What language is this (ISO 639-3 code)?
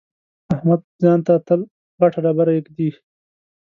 pus